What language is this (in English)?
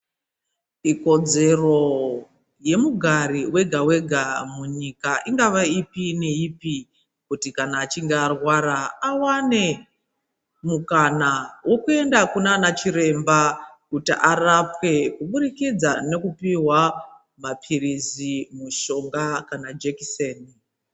Ndau